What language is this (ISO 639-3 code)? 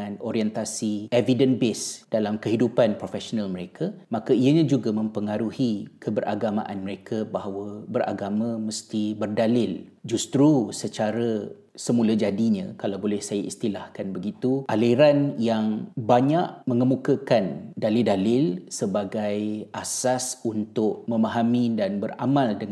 msa